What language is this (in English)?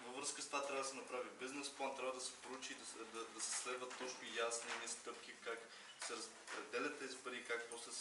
Spanish